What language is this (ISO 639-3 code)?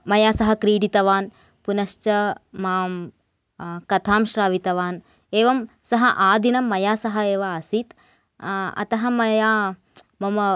san